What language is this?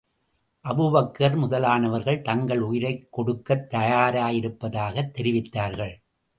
Tamil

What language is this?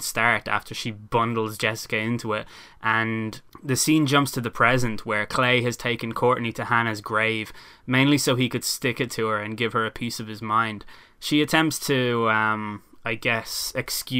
English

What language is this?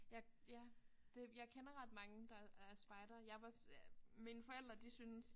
Danish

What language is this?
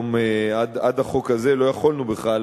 Hebrew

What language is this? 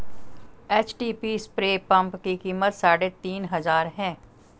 Hindi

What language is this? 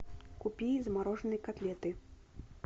Russian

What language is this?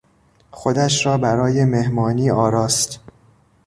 Persian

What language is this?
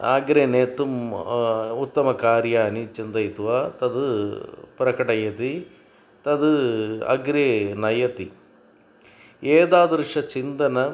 Sanskrit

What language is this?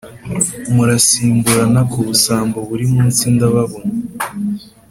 Kinyarwanda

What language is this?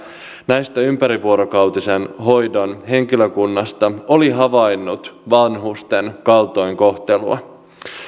Finnish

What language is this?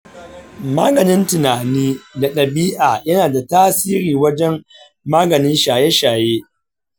Hausa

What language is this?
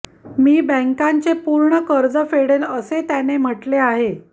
Marathi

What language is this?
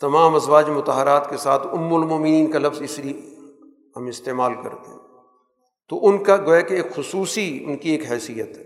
Urdu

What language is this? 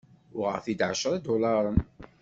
Kabyle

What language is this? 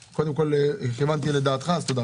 Hebrew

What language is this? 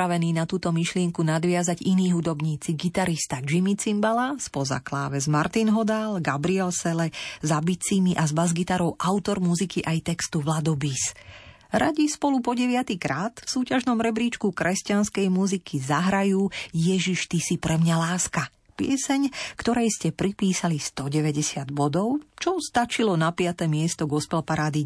Slovak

